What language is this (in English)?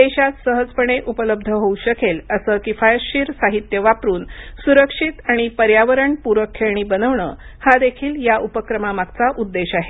Marathi